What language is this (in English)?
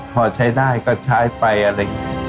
Thai